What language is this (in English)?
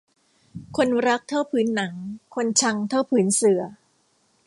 Thai